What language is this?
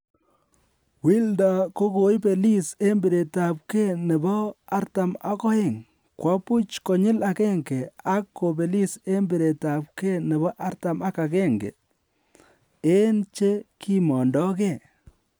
Kalenjin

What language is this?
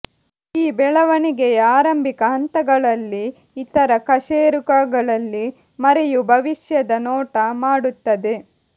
Kannada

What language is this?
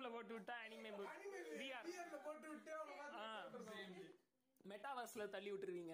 Tamil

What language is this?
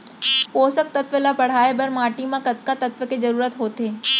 Chhattisgarhi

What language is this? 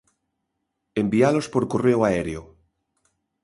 Galician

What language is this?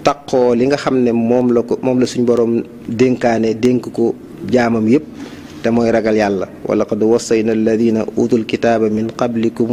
Indonesian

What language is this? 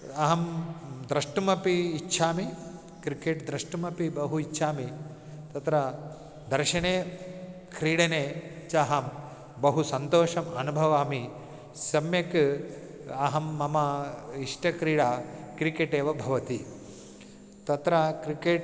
Sanskrit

